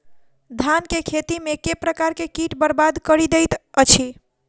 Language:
Maithili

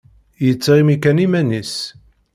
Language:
Kabyle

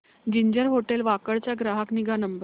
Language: Marathi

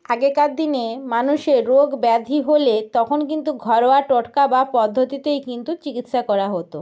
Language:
Bangla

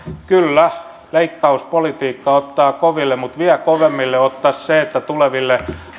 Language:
Finnish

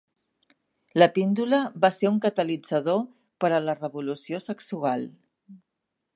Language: Catalan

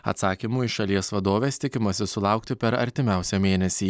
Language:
Lithuanian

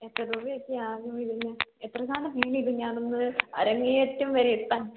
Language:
Malayalam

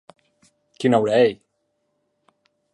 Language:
Occitan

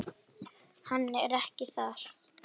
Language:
Icelandic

